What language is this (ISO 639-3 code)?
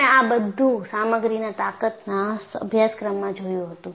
guj